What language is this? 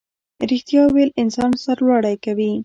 Pashto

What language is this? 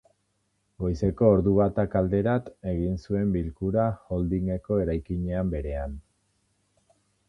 Basque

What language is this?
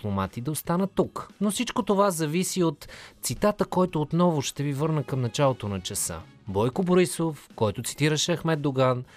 Bulgarian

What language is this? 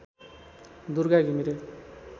Nepali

